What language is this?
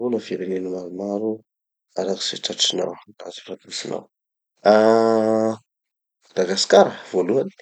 Tanosy Malagasy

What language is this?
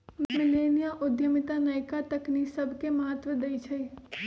Magahi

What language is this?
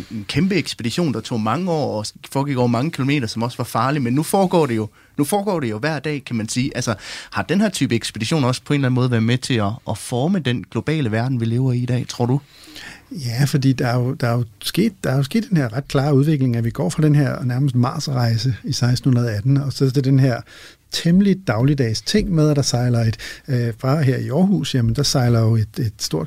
Danish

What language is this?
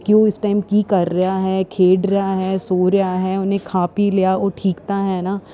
Punjabi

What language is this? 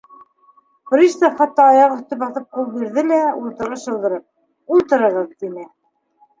Bashkir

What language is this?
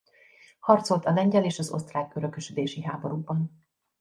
Hungarian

